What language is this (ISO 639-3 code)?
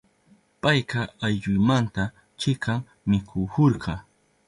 qup